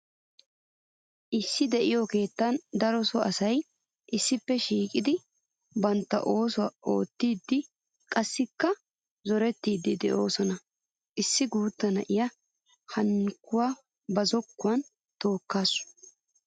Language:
Wolaytta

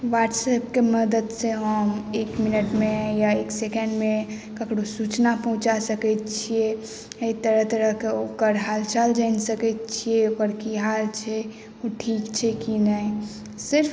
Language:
Maithili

